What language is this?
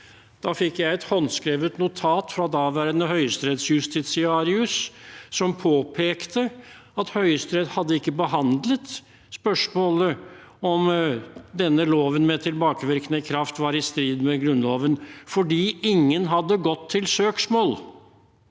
Norwegian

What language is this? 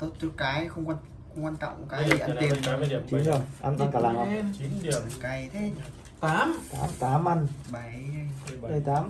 Vietnamese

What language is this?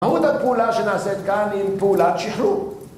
Hebrew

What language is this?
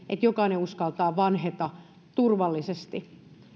Finnish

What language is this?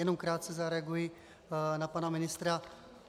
Czech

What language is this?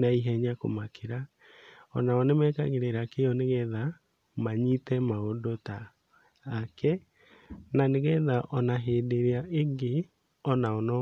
Kikuyu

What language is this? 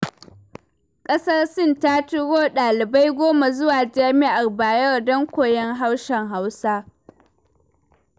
Hausa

